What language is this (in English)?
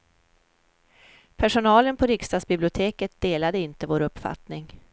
Swedish